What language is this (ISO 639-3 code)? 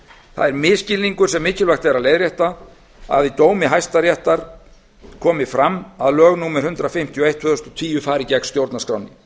isl